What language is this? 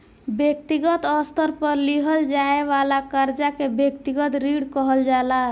Bhojpuri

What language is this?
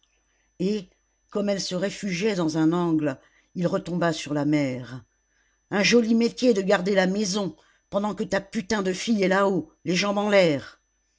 French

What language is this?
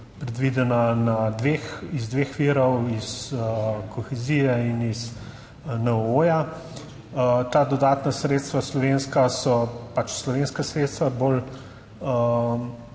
Slovenian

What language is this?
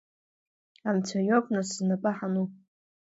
Abkhazian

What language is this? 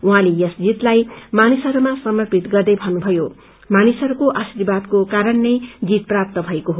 Nepali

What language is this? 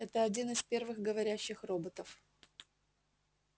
Russian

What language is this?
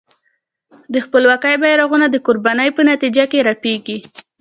Pashto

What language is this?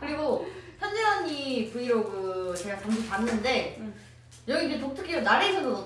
Korean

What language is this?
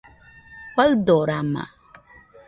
Nüpode Huitoto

